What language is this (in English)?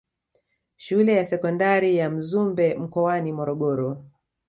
Swahili